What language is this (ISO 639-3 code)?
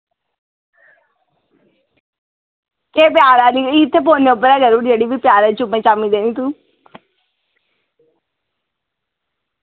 doi